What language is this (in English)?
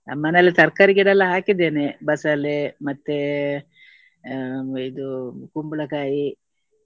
Kannada